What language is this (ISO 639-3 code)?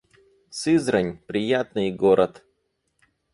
rus